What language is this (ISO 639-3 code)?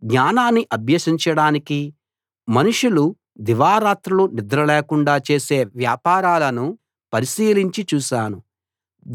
tel